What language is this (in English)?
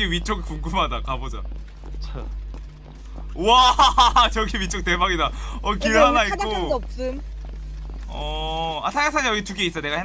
Korean